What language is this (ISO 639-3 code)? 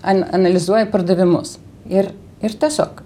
lit